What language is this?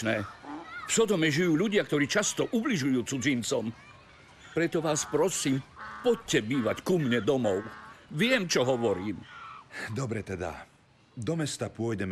Slovak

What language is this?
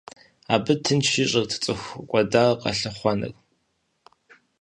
Kabardian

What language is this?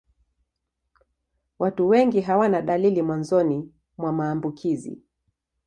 Swahili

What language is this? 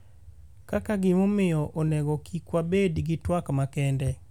Luo (Kenya and Tanzania)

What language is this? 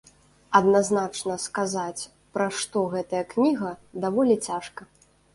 Belarusian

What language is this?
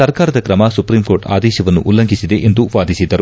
Kannada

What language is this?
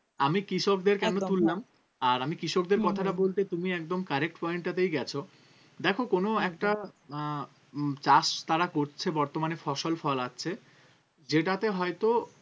Bangla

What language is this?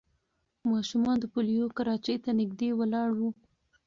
Pashto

